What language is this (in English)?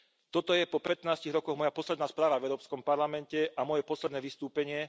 Slovak